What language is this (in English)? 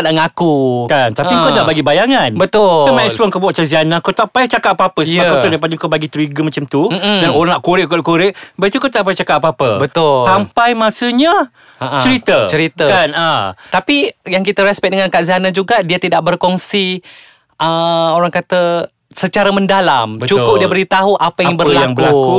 Malay